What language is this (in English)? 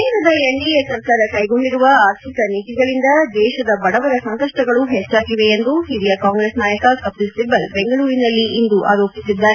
Kannada